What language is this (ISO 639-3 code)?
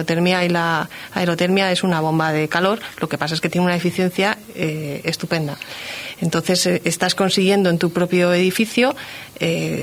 spa